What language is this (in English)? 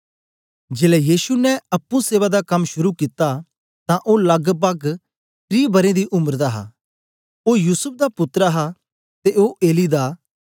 Dogri